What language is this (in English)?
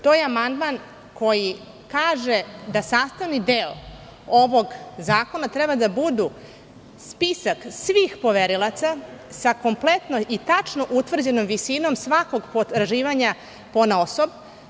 Serbian